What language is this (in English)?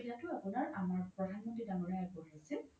Assamese